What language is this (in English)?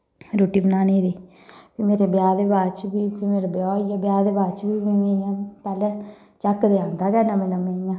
Dogri